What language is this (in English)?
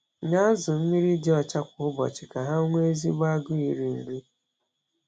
Igbo